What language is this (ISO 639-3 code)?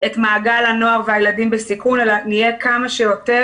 heb